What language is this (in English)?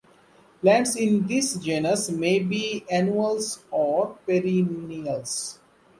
English